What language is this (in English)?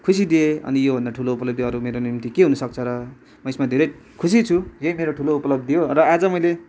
Nepali